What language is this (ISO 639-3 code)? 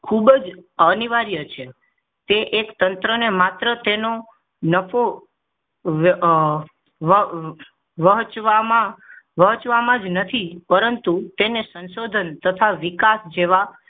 guj